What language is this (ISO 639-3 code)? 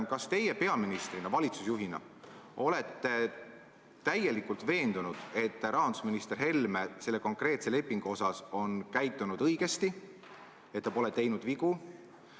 est